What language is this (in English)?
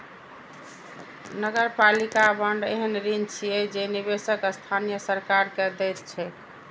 Maithili